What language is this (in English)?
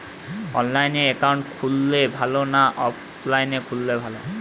Bangla